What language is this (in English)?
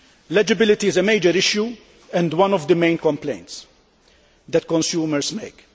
English